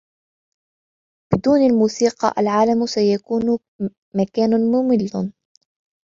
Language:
Arabic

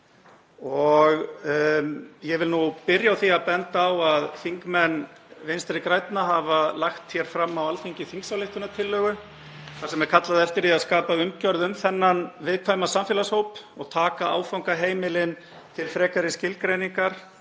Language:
Icelandic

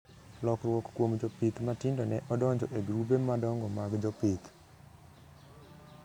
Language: Luo (Kenya and Tanzania)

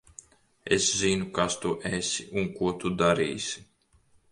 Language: Latvian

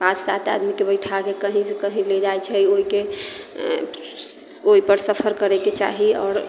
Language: Maithili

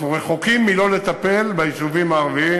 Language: Hebrew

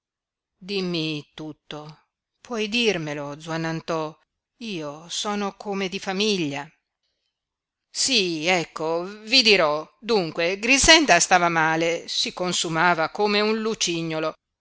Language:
Italian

